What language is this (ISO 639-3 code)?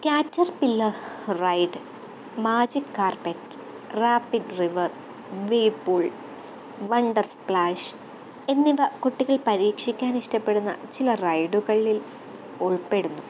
mal